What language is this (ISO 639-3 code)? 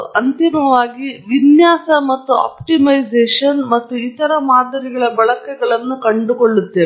kan